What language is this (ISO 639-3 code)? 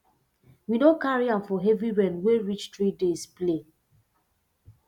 pcm